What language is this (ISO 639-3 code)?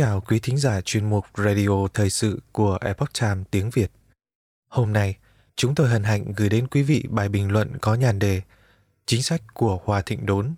vie